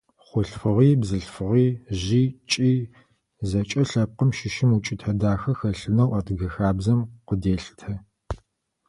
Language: Adyghe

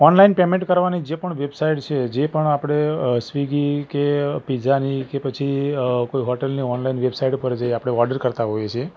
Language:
Gujarati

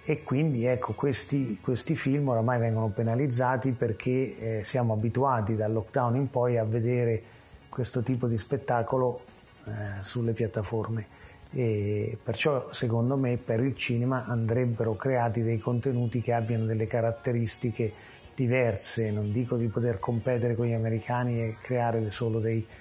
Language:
Italian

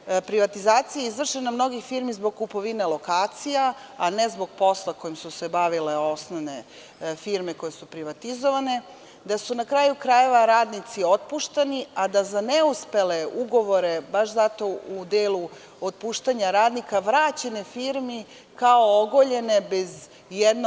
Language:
Serbian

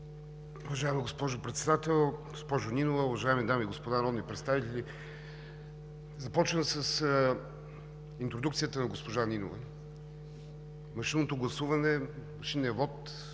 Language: Bulgarian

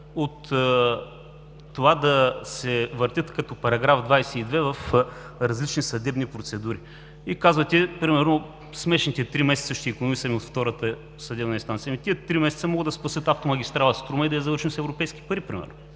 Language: Bulgarian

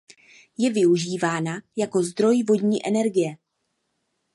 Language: Czech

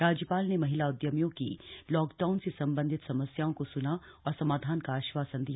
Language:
Hindi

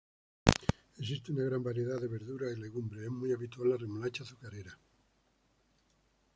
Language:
Spanish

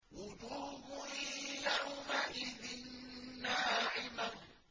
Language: Arabic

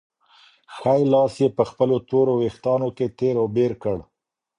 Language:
Pashto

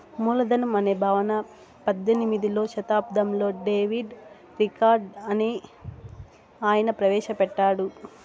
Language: Telugu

